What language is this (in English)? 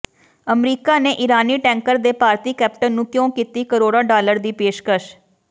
Punjabi